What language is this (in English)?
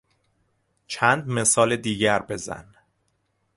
Persian